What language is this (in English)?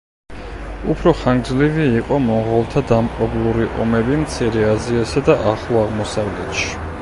Georgian